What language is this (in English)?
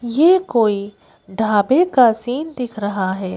Hindi